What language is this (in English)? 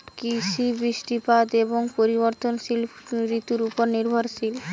Bangla